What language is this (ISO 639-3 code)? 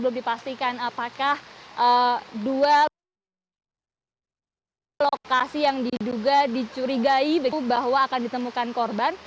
ind